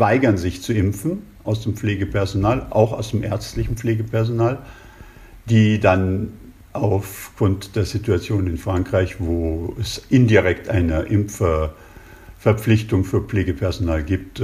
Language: German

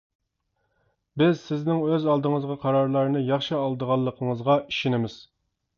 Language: Uyghur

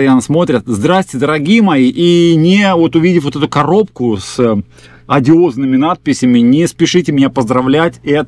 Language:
Russian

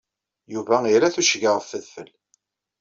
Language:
Kabyle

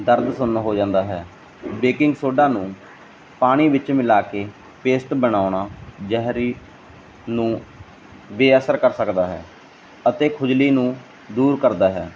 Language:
Punjabi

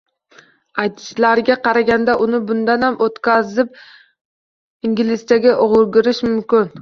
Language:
Uzbek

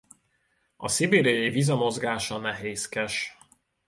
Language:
Hungarian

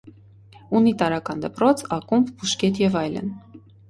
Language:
Armenian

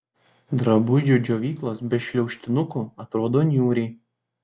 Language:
Lithuanian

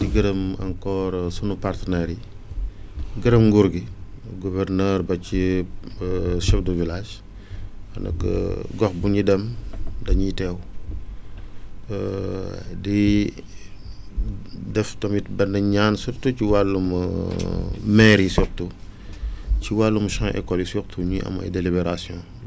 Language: Wolof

